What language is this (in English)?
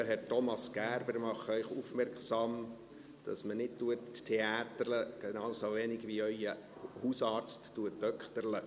Swiss German